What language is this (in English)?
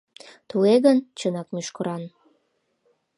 Mari